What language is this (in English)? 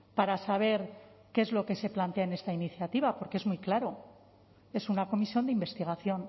Spanish